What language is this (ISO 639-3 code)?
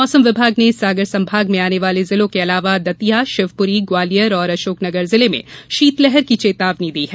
hin